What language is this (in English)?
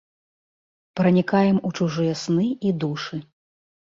Belarusian